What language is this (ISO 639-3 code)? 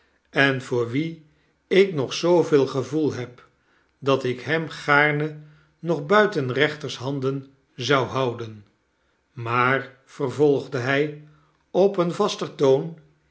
nld